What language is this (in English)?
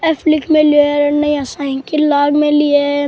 Rajasthani